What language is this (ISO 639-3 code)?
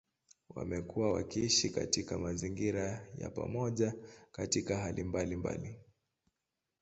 swa